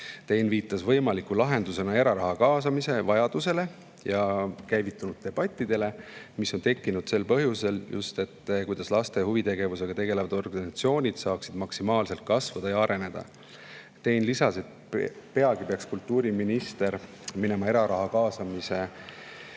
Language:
Estonian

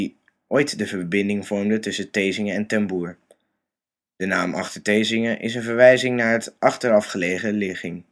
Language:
Dutch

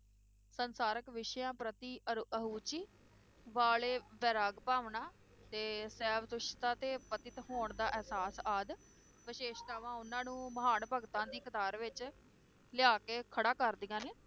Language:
Punjabi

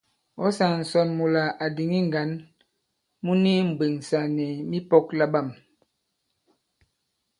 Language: Bankon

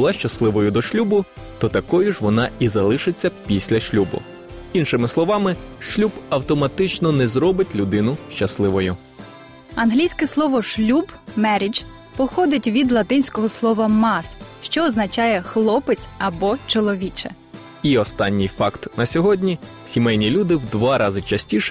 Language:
Ukrainian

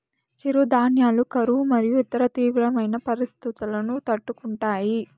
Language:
Telugu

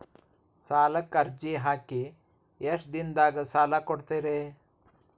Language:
Kannada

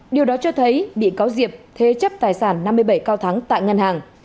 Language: Vietnamese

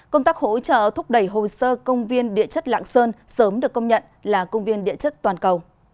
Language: Vietnamese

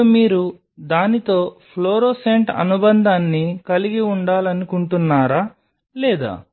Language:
Telugu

